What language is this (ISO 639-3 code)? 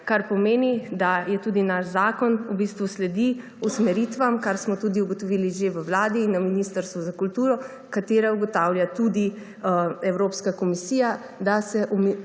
slv